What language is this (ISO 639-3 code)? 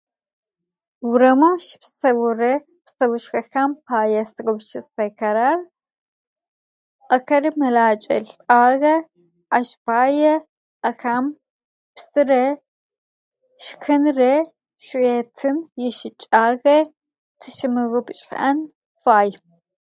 ady